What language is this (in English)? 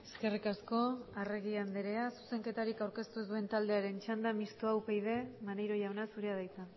Basque